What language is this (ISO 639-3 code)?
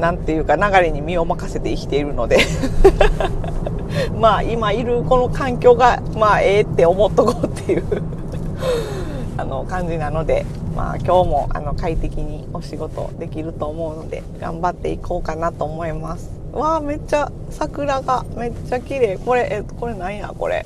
jpn